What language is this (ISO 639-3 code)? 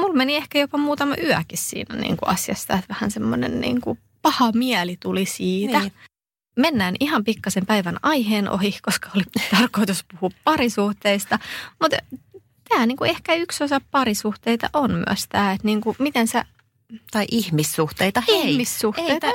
fin